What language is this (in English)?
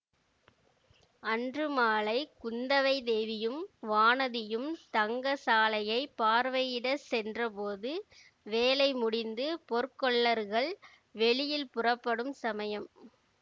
Tamil